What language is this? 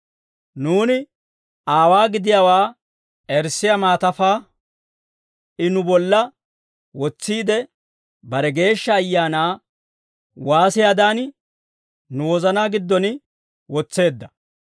Dawro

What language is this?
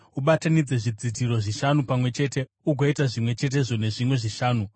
Shona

